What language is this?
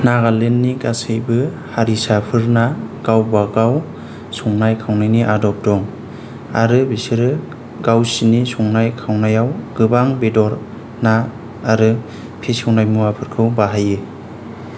Bodo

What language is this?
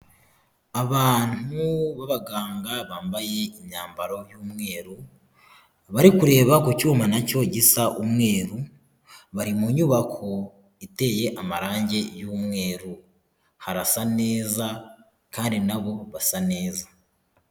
Kinyarwanda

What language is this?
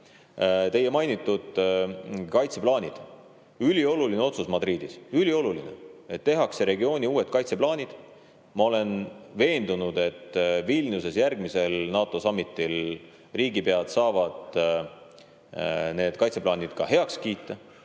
Estonian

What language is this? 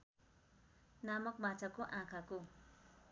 Nepali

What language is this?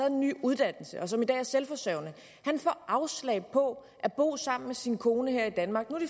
Danish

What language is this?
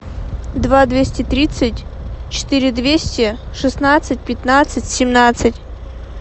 Russian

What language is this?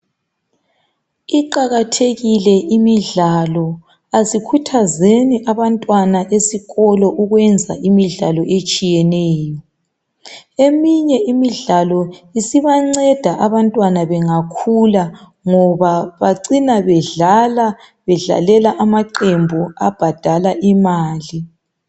North Ndebele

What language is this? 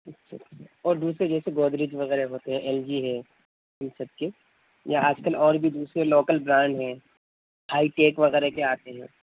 Urdu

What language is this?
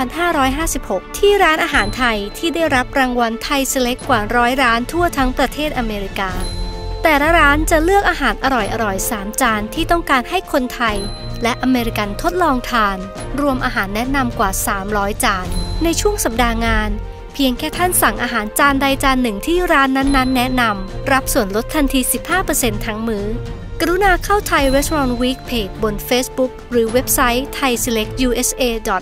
Thai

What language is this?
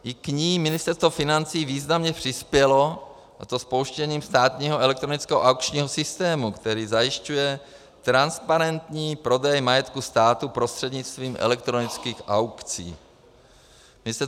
Czech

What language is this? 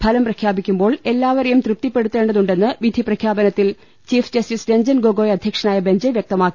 Malayalam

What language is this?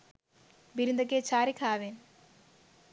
Sinhala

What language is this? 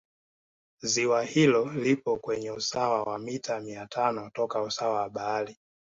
Swahili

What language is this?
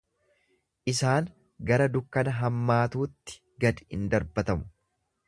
Oromo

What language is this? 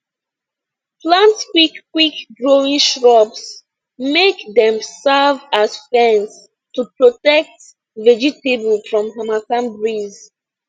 Nigerian Pidgin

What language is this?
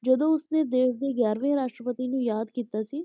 Punjabi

